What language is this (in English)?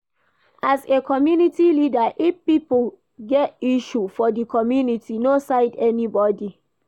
Nigerian Pidgin